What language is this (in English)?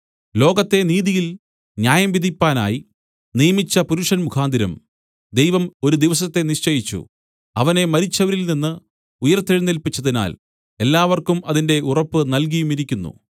Malayalam